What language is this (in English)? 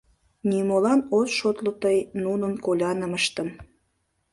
Mari